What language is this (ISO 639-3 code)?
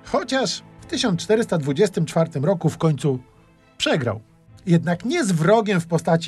pol